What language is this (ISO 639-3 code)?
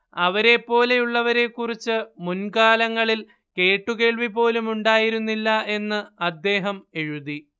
mal